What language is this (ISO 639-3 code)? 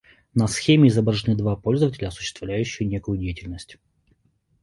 rus